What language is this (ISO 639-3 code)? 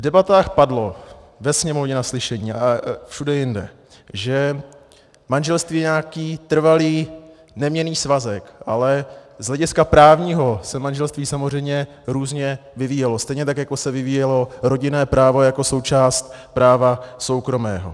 ces